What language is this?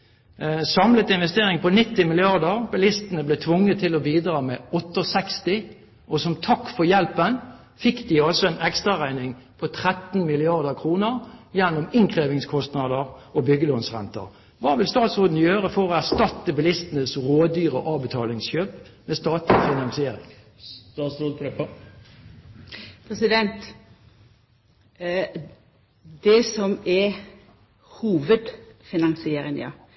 Norwegian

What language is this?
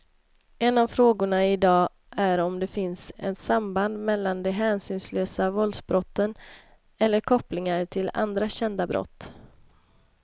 Swedish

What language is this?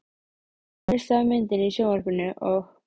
Icelandic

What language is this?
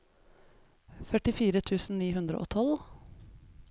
Norwegian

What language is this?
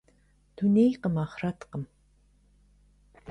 Kabardian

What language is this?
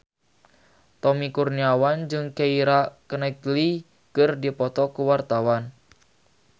Sundanese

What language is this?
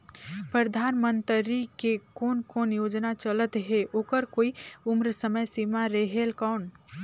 Chhattisgarhi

